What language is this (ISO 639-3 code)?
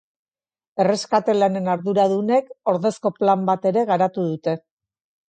eus